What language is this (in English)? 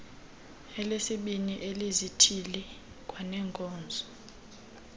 Xhosa